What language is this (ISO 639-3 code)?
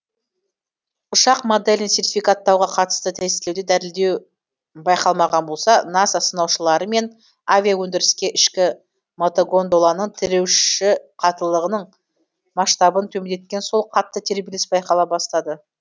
kaz